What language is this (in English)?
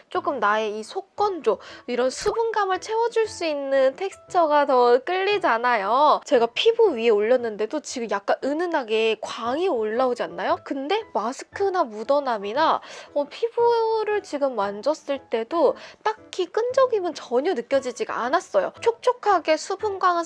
Korean